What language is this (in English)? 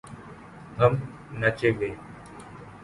Urdu